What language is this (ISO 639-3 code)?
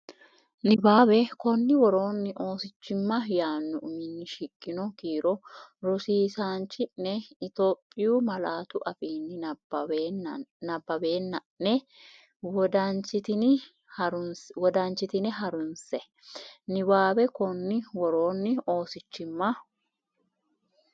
sid